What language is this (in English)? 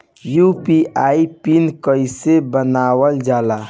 Bhojpuri